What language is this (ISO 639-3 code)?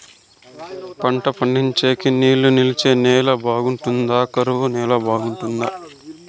tel